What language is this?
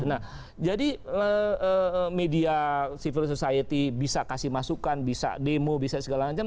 Indonesian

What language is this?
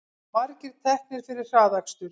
Icelandic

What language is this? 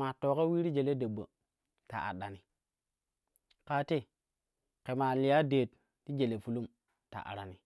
Kushi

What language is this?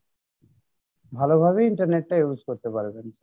Bangla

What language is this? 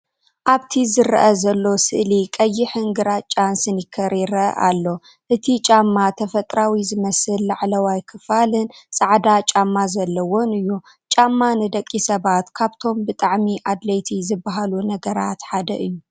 Tigrinya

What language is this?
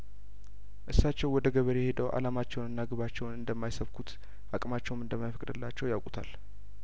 Amharic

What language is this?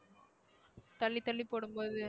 Tamil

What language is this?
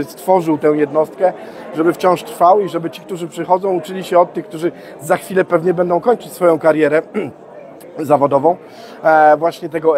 Polish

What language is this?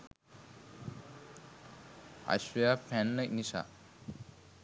Sinhala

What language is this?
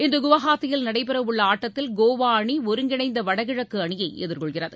Tamil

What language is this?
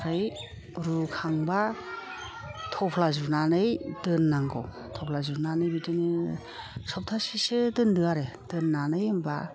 Bodo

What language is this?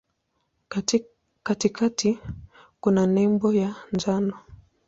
Swahili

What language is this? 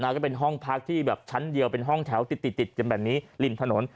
Thai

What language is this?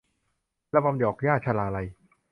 Thai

